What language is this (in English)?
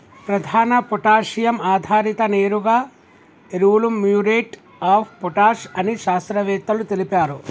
Telugu